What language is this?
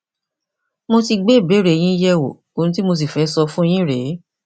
Yoruba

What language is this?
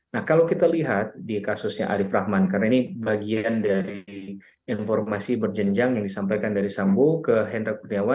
Indonesian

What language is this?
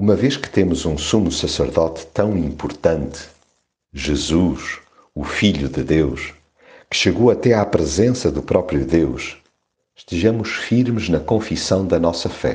Portuguese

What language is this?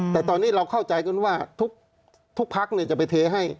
Thai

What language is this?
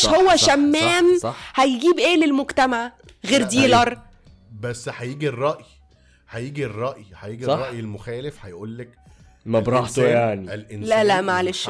Arabic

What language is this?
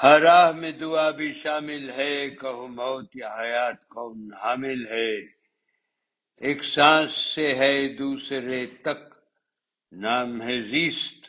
Urdu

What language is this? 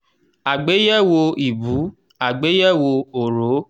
Yoruba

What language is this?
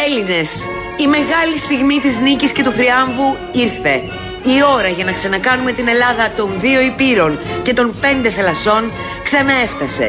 Greek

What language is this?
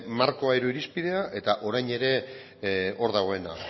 Basque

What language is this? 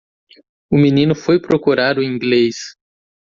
Portuguese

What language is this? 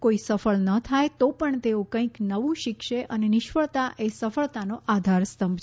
Gujarati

